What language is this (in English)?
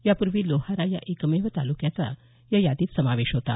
Marathi